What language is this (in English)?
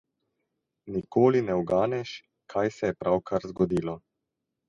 Slovenian